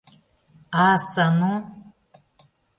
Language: Mari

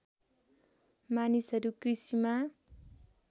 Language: Nepali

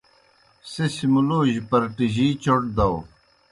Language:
Kohistani Shina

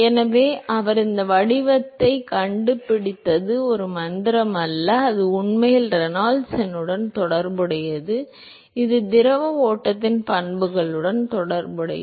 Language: Tamil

